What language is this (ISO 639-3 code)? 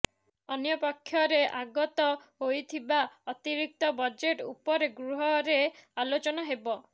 ori